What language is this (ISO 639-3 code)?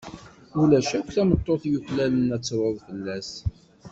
kab